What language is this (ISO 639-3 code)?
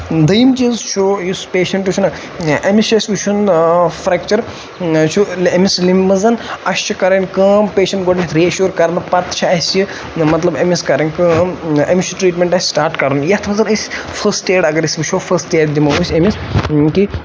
kas